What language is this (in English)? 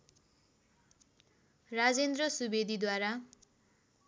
Nepali